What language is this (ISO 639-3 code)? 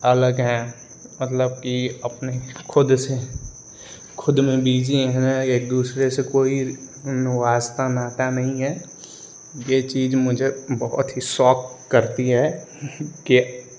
hin